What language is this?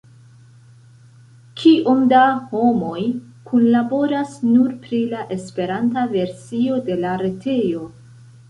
Esperanto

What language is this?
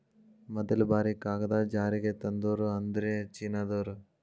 Kannada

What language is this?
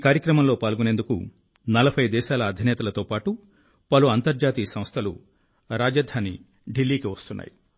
Telugu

